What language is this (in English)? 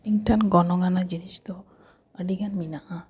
Santali